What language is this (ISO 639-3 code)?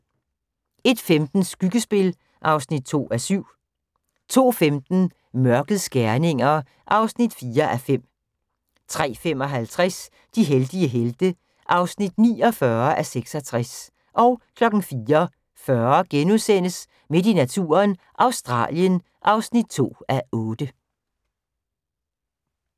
dan